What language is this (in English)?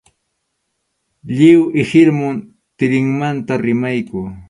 Arequipa-La Unión Quechua